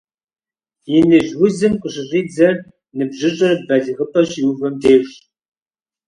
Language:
Kabardian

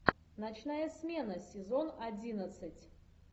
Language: Russian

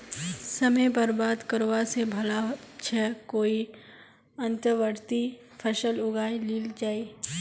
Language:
Magahi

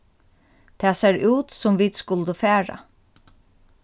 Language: Faroese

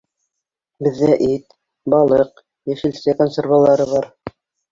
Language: Bashkir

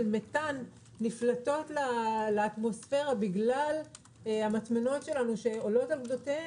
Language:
Hebrew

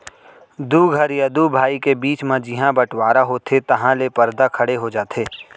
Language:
Chhattisgarhi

